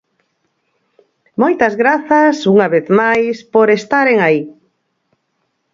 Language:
Galician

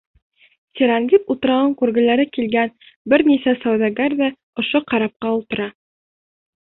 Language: Bashkir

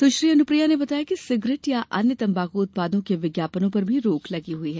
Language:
Hindi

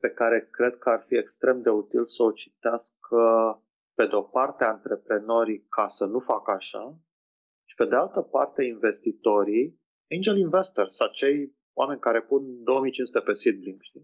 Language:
Romanian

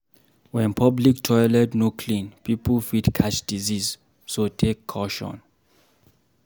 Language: Nigerian Pidgin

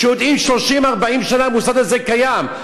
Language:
Hebrew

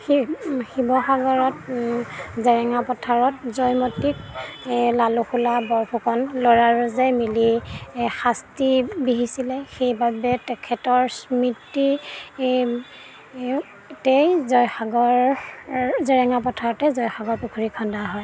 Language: Assamese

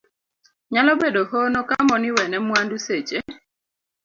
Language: Luo (Kenya and Tanzania)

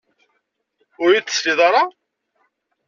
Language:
Kabyle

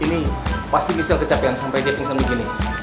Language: Indonesian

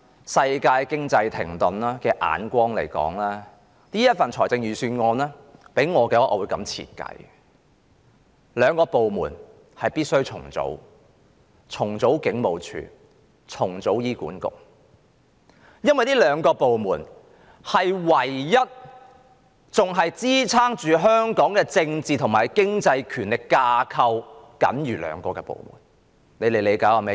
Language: Cantonese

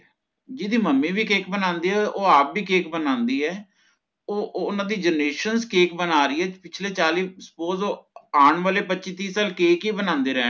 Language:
Punjabi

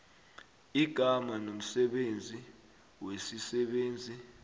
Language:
South Ndebele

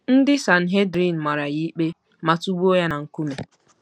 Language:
Igbo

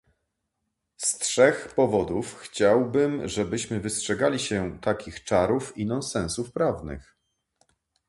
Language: Polish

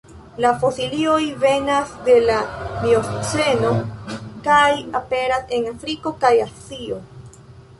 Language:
Esperanto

